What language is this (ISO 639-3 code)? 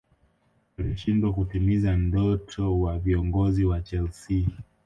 swa